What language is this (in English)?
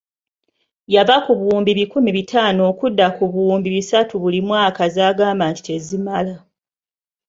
Ganda